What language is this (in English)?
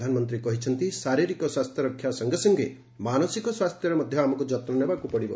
Odia